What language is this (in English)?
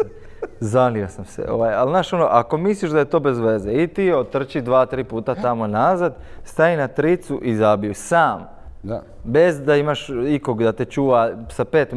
Croatian